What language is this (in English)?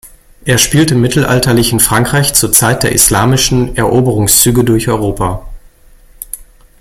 German